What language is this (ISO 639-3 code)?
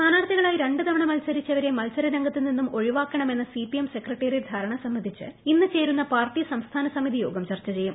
mal